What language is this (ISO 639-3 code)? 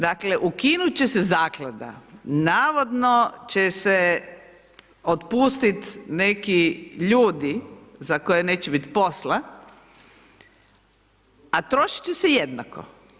hrv